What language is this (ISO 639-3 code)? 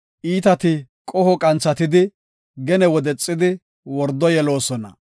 gof